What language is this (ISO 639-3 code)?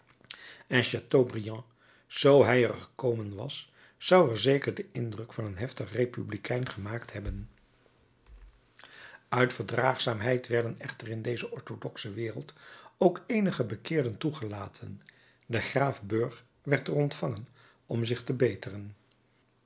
nld